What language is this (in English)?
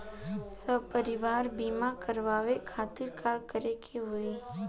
Bhojpuri